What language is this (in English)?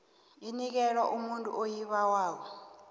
South Ndebele